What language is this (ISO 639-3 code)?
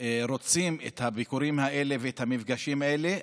heb